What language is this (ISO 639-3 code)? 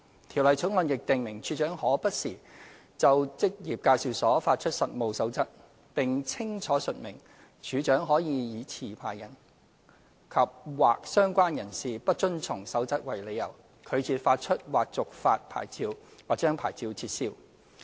yue